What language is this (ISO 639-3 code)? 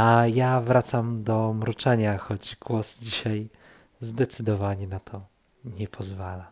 pol